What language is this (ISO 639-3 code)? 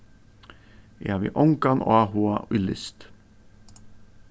fao